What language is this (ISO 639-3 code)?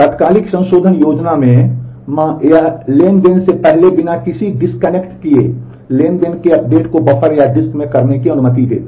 hin